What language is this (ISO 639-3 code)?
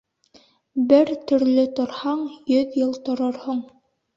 bak